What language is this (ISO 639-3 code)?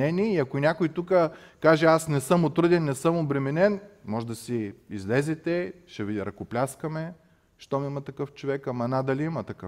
bul